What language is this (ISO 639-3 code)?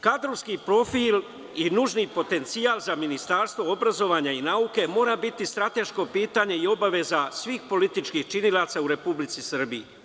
srp